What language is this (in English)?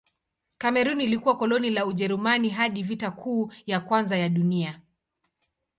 Swahili